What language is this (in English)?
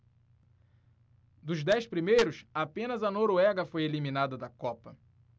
Portuguese